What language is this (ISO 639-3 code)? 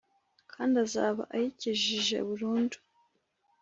kin